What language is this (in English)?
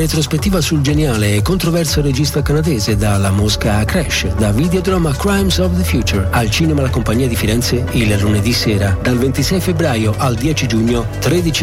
Italian